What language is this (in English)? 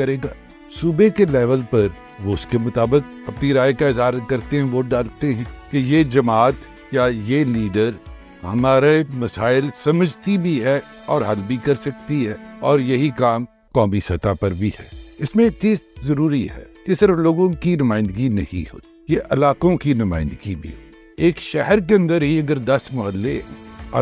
Urdu